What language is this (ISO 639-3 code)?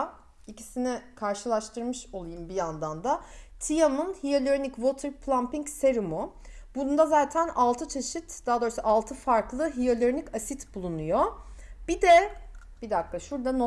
tur